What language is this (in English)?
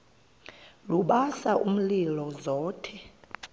Xhosa